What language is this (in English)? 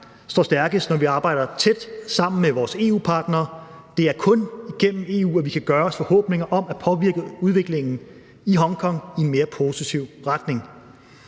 Danish